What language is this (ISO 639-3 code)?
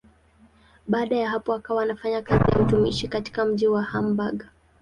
swa